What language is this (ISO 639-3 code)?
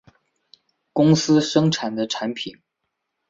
zho